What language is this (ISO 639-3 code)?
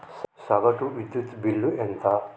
tel